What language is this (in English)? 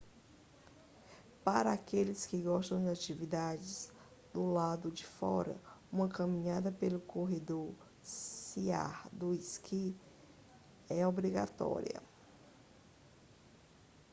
Portuguese